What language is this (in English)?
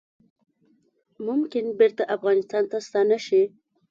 Pashto